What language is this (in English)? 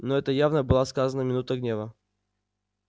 Russian